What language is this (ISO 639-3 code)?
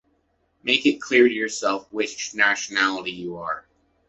eng